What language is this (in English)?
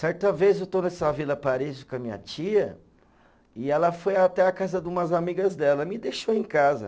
Portuguese